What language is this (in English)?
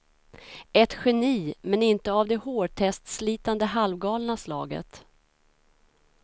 Swedish